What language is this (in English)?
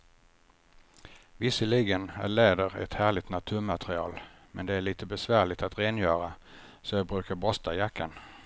Swedish